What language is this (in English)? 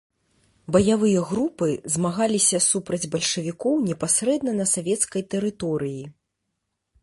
Belarusian